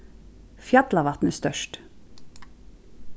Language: Faroese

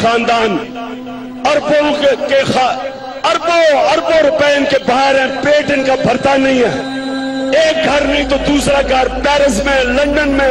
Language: Hindi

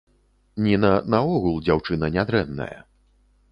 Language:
Belarusian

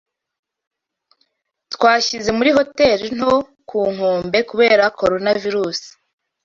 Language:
Kinyarwanda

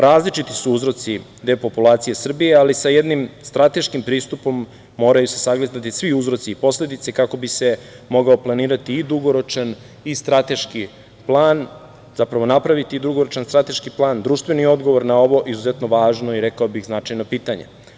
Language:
Serbian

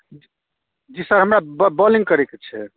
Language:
Maithili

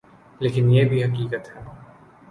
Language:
Urdu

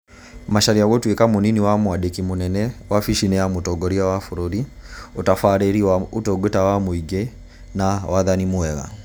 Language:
Kikuyu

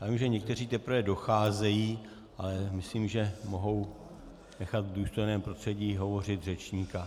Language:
Czech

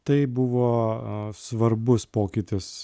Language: Lithuanian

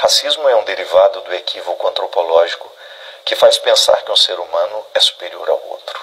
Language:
Portuguese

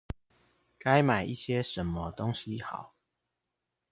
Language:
Chinese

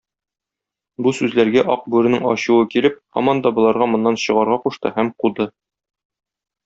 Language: Tatar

